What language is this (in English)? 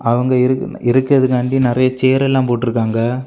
Tamil